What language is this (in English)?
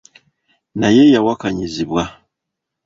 Ganda